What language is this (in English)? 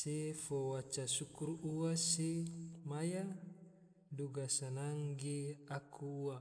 Tidore